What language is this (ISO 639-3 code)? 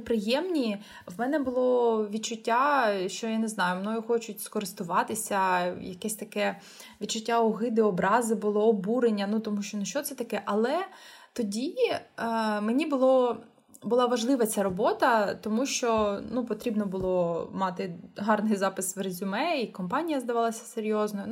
ukr